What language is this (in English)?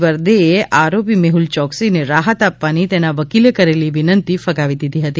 Gujarati